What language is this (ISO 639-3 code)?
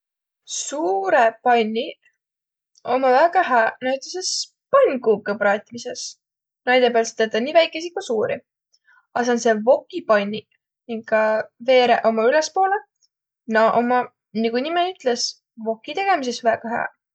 vro